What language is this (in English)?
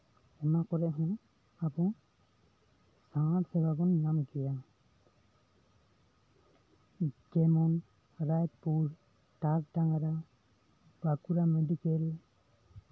Santali